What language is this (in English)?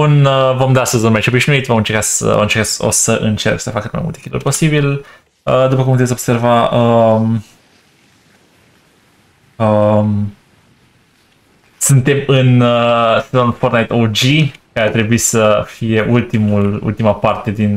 Romanian